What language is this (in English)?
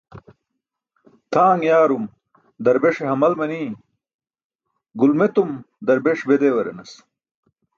Burushaski